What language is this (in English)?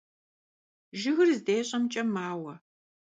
Kabardian